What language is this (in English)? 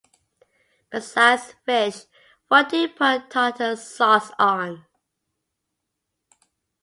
English